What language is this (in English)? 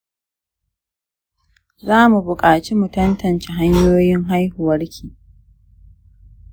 Hausa